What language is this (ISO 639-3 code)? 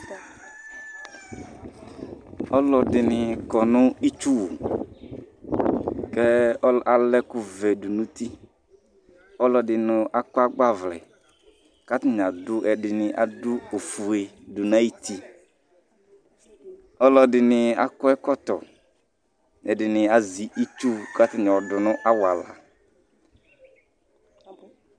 kpo